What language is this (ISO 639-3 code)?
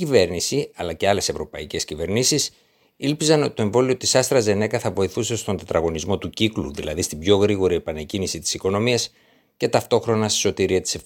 ell